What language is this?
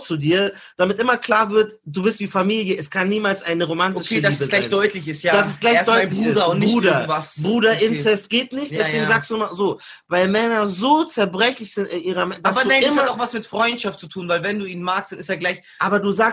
German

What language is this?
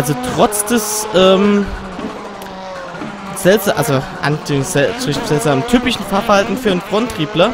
German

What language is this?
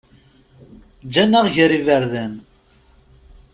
Kabyle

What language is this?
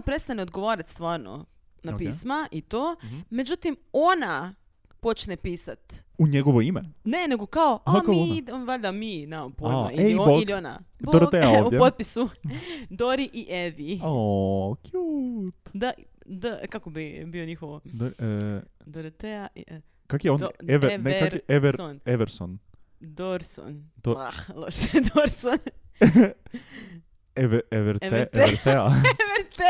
Croatian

